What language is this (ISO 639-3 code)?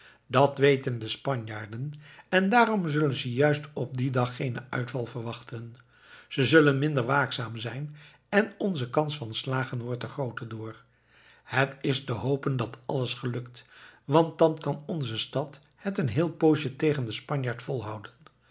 nld